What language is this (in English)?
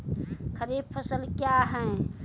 Maithili